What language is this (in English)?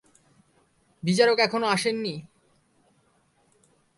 Bangla